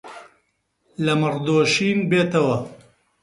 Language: Central Kurdish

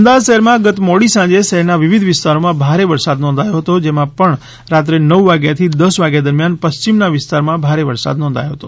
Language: Gujarati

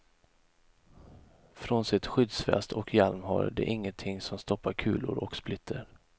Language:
Swedish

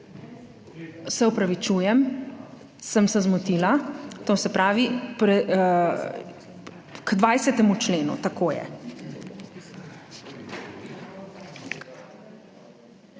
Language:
Slovenian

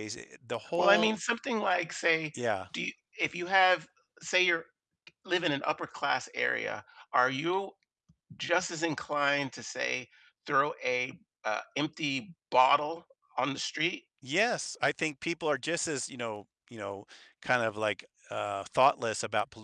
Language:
English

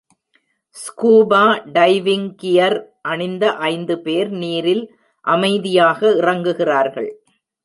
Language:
Tamil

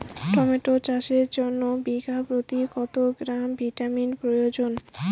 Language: Bangla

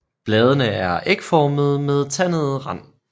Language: Danish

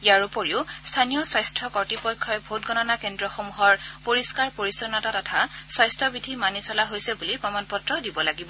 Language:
Assamese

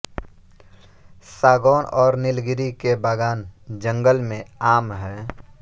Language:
Hindi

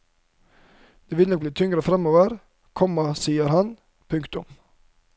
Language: Norwegian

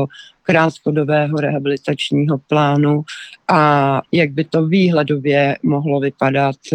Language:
Czech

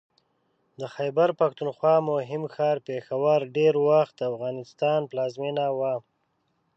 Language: Pashto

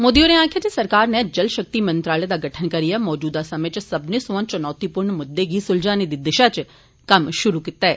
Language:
Dogri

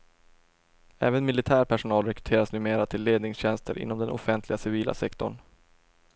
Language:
Swedish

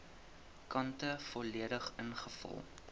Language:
Afrikaans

